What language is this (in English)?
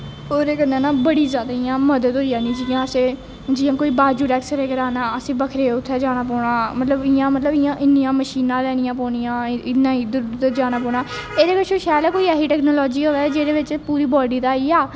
Dogri